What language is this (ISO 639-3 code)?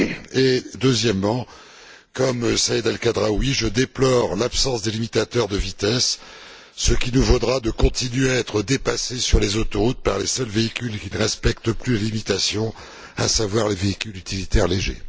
fra